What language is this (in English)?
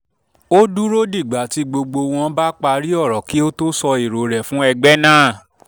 Yoruba